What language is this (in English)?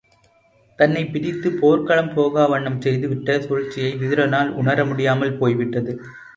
Tamil